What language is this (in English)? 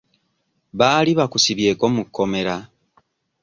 Ganda